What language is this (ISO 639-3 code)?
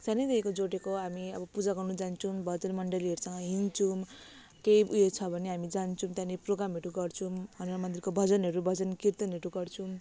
nep